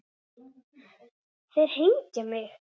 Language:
Icelandic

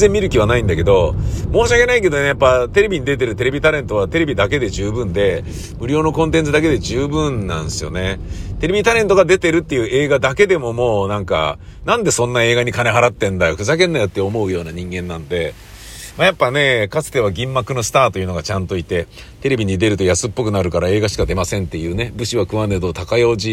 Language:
Japanese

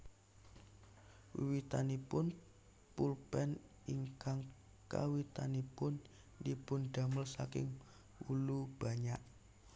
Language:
Javanese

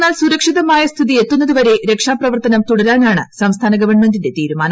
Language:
Malayalam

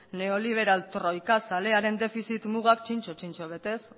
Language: Basque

